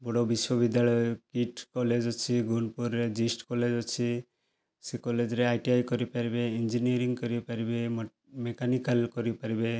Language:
Odia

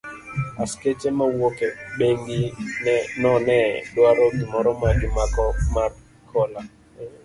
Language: Luo (Kenya and Tanzania)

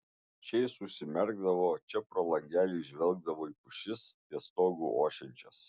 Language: Lithuanian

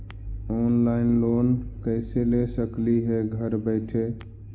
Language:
Magahi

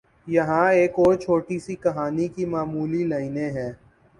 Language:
Urdu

